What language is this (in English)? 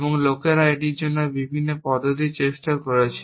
Bangla